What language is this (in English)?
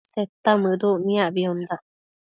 Matsés